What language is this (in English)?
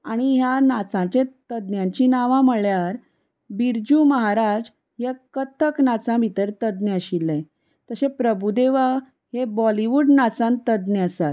Konkani